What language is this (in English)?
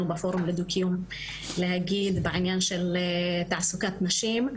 Hebrew